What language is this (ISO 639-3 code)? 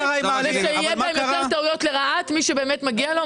heb